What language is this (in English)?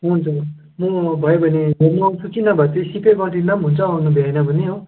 Nepali